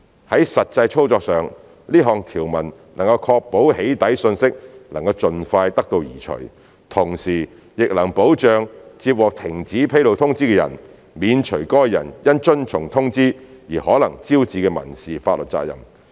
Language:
Cantonese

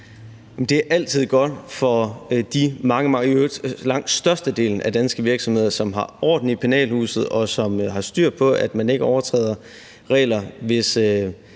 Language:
Danish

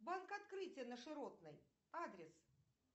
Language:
Russian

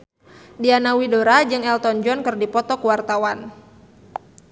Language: Sundanese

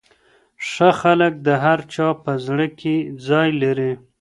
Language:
Pashto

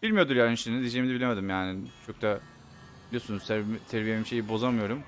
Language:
Turkish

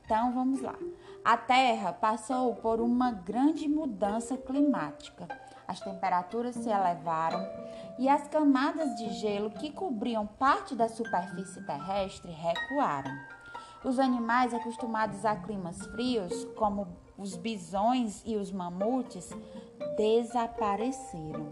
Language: Portuguese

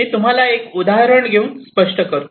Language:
Marathi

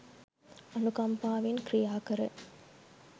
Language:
Sinhala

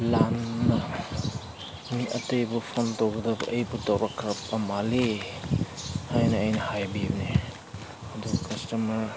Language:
Manipuri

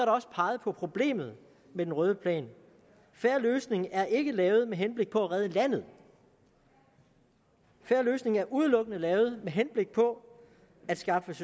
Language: Danish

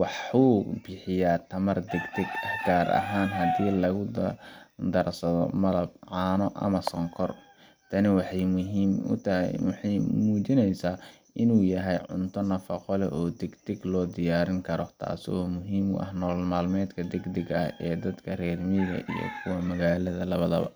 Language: Somali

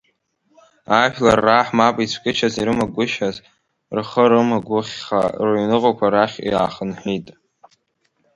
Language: Abkhazian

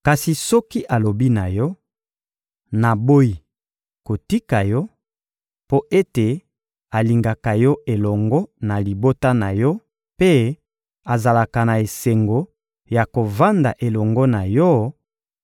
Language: Lingala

